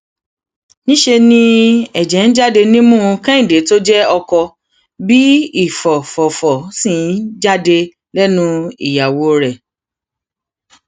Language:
Yoruba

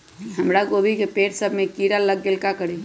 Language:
Magahi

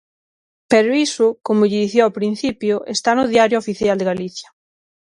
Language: Galician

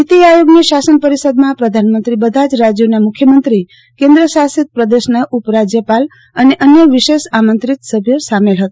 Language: Gujarati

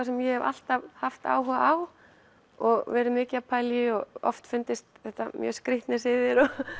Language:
Icelandic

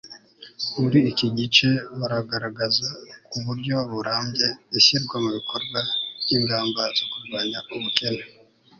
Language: Kinyarwanda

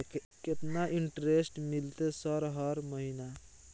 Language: Maithili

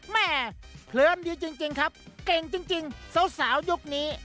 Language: Thai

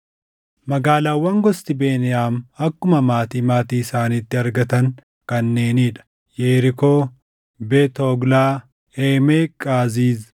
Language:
Oromo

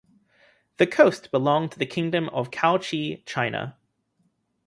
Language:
English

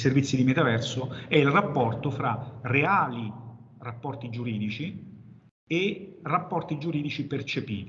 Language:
Italian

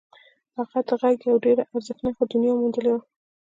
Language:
Pashto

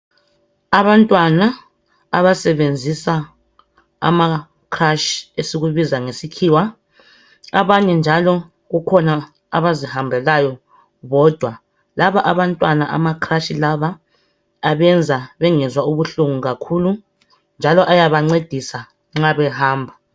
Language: North Ndebele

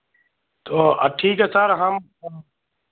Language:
Hindi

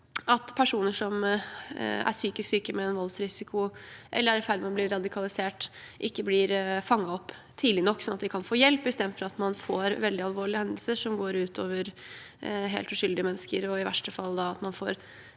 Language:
Norwegian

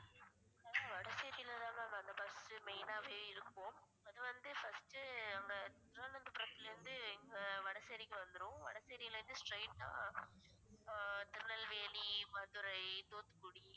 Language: Tamil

